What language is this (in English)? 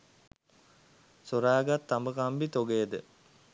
Sinhala